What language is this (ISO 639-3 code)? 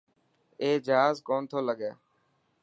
mki